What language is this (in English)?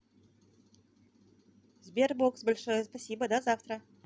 Russian